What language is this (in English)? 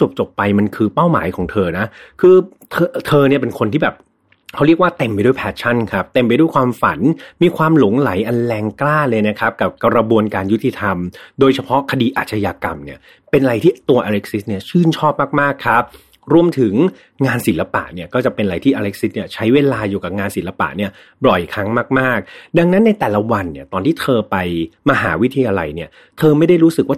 Thai